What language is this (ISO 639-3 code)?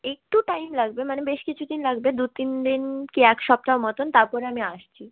ben